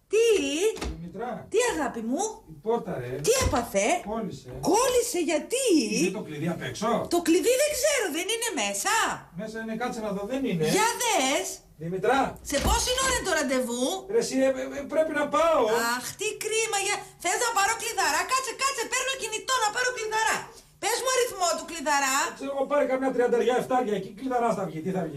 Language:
Greek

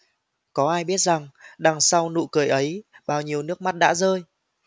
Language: Vietnamese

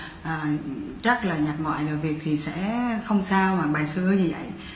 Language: Vietnamese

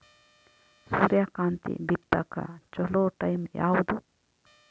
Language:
Kannada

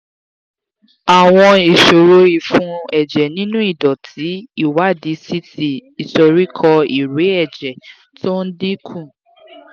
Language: Yoruba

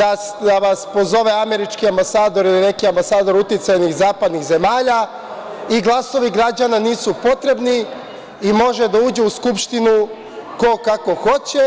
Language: Serbian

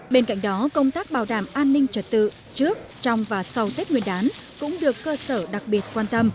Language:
Vietnamese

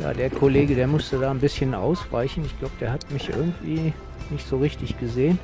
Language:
German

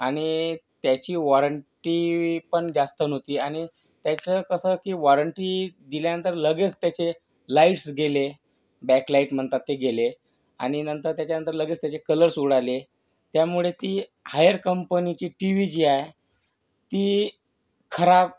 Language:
Marathi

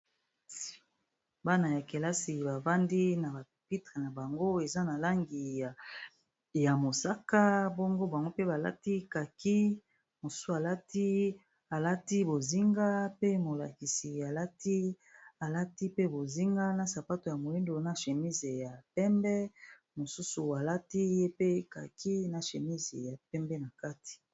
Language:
Lingala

